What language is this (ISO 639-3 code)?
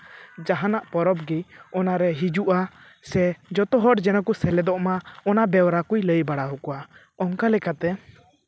sat